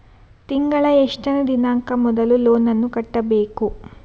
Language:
Kannada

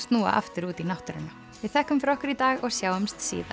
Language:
Icelandic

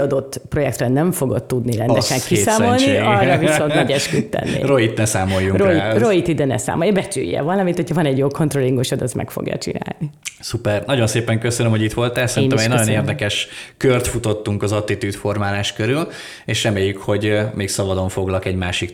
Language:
Hungarian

